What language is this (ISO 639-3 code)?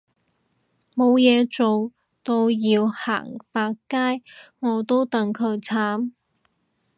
yue